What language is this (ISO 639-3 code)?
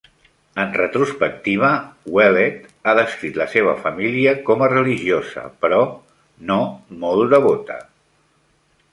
cat